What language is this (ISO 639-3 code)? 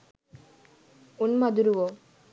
sin